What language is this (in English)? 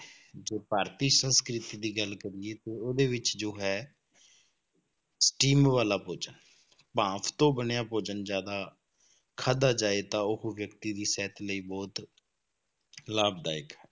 Punjabi